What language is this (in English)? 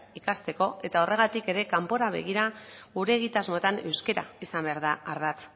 Basque